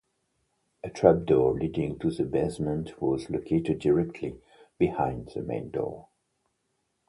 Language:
English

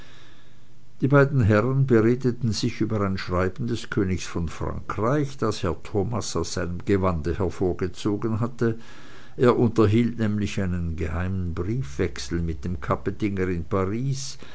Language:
German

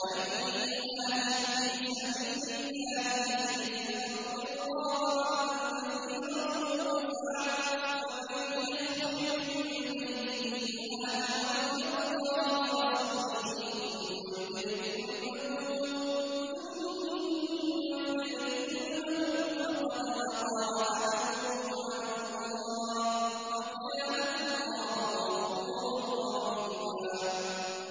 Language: Arabic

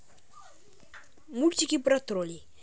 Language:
Russian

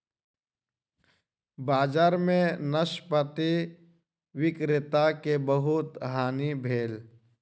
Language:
Maithili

